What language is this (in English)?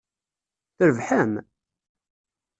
Kabyle